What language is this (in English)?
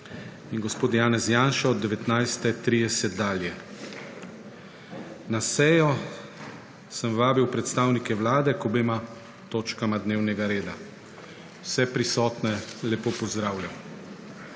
Slovenian